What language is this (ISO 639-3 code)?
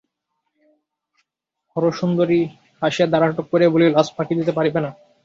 ben